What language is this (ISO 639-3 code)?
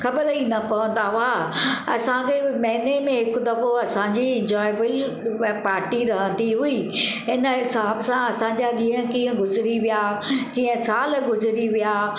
snd